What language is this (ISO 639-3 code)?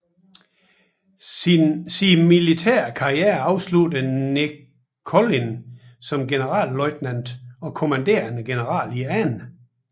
dan